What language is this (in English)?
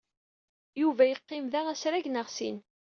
Kabyle